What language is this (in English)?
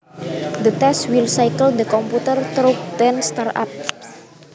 Javanese